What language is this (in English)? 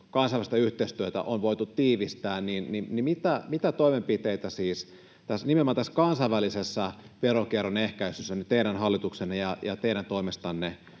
Finnish